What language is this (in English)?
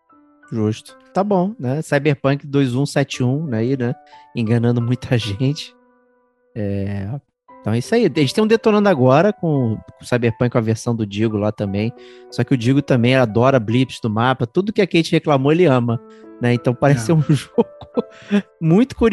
Portuguese